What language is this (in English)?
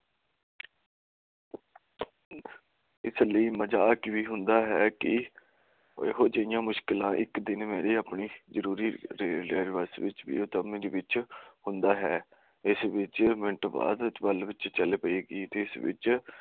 Punjabi